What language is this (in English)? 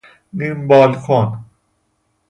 Persian